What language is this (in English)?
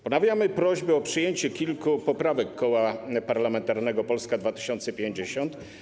Polish